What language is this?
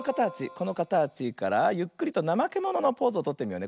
Japanese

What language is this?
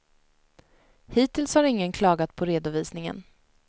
Swedish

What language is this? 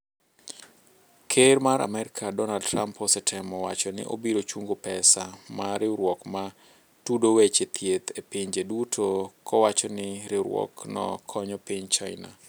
Luo (Kenya and Tanzania)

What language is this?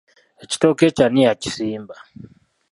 Ganda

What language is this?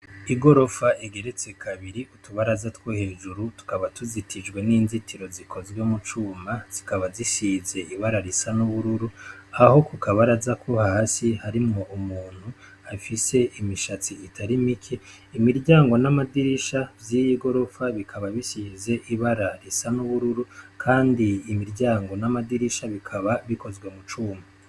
Rundi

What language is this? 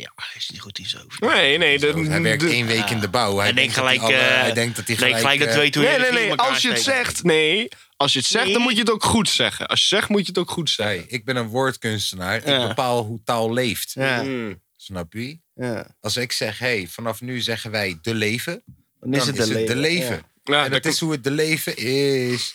Dutch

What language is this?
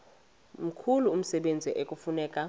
Xhosa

